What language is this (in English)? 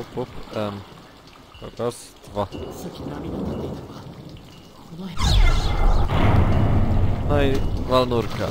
Polish